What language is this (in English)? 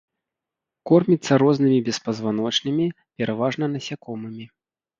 Belarusian